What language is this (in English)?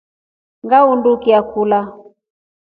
Rombo